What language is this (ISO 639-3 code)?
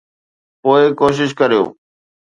snd